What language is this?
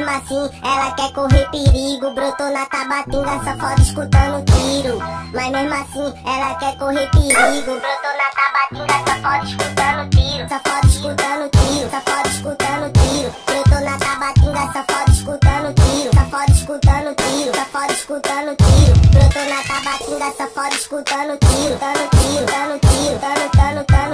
Indonesian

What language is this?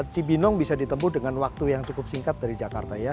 Indonesian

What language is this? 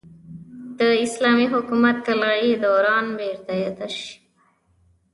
Pashto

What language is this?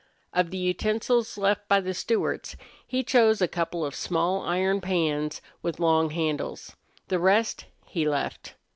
English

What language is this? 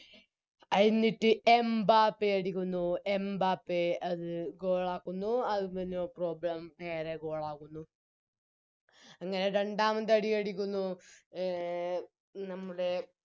Malayalam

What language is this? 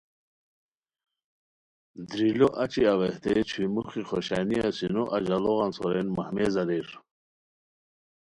Khowar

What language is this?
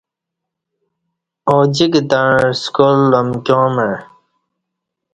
Kati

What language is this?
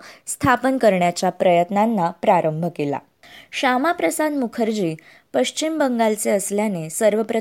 Marathi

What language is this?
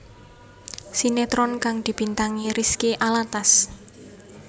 Javanese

